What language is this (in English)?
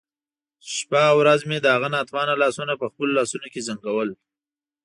Pashto